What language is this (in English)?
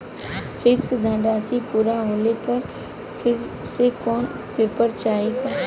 Bhojpuri